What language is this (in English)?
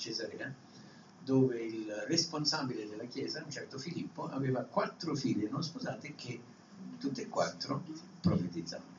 Italian